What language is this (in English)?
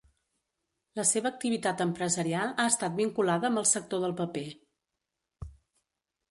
Catalan